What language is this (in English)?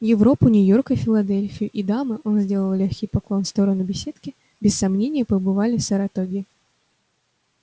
Russian